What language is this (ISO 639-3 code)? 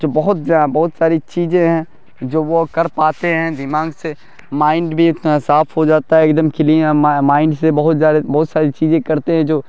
urd